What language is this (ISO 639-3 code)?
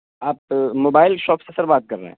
urd